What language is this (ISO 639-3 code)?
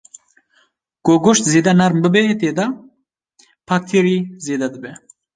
kur